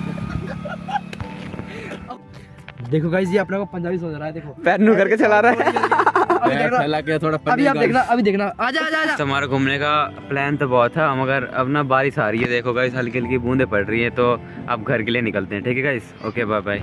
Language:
Hindi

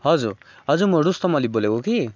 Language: Nepali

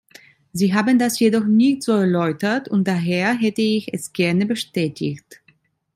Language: German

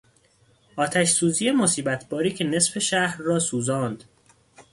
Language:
Persian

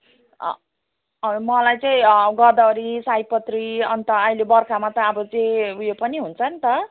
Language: Nepali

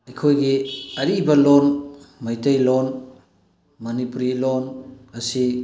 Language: Manipuri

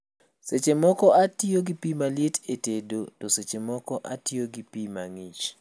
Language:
Luo (Kenya and Tanzania)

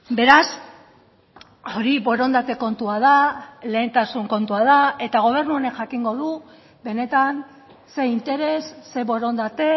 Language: Basque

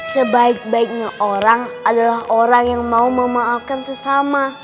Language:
Indonesian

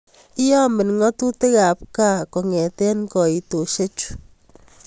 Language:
Kalenjin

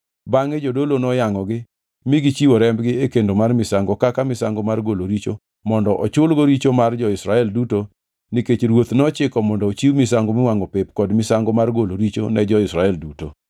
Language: Luo (Kenya and Tanzania)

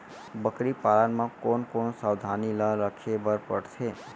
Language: Chhattisgarhi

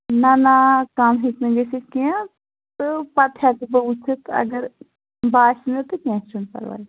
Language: Kashmiri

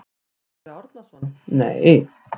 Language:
Icelandic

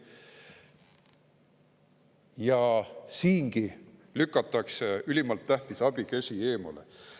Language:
Estonian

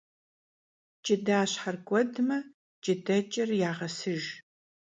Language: Kabardian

